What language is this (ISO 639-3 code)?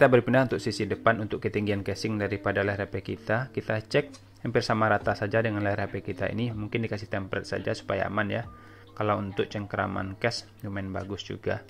ind